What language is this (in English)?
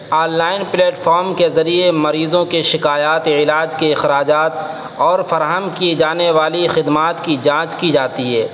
Urdu